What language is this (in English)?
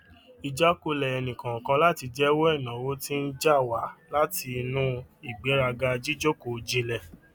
Yoruba